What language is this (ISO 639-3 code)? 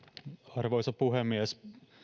fin